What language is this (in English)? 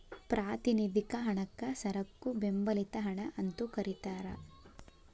Kannada